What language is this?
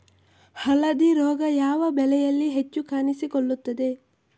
Kannada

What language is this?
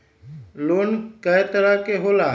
Magahi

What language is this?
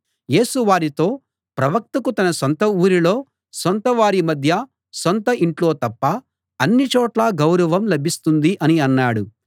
Telugu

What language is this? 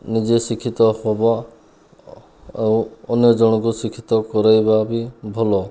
Odia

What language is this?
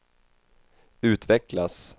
Swedish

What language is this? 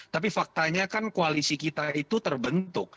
Indonesian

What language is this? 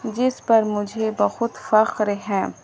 Urdu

